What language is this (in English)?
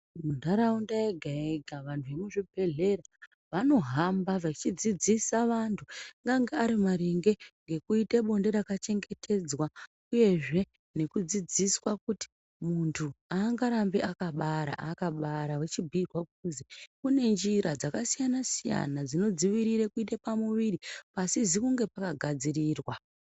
Ndau